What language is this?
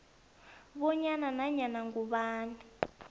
South Ndebele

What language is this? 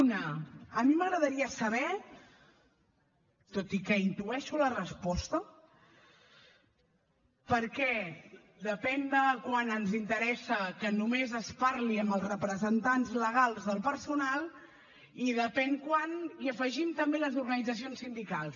Catalan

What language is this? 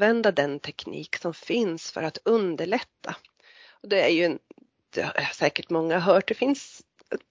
Swedish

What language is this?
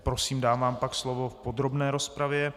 Czech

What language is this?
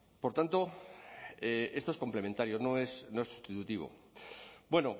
Spanish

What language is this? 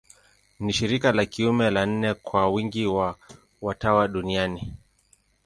Swahili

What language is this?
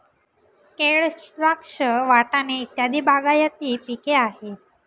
Marathi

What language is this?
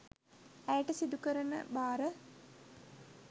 Sinhala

